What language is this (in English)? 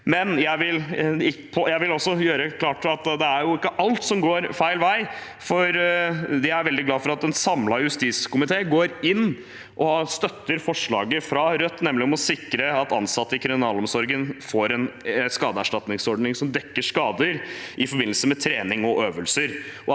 Norwegian